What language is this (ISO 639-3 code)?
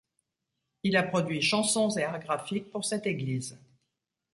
fra